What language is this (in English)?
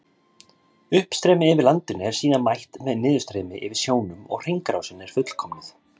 Icelandic